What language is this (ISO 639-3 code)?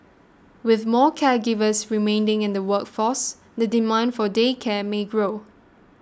eng